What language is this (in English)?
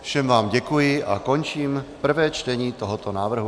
Czech